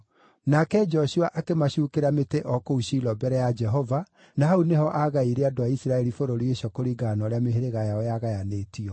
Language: Kikuyu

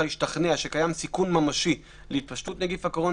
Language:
Hebrew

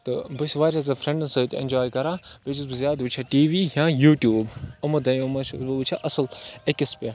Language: Kashmiri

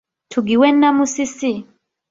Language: Ganda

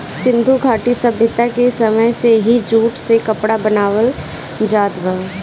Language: Bhojpuri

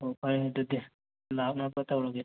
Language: Manipuri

